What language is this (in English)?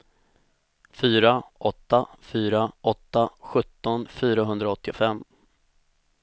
Swedish